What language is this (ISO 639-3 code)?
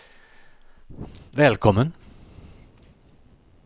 swe